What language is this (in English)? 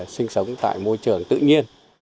Vietnamese